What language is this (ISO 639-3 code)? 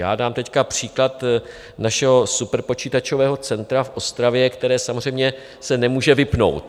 ces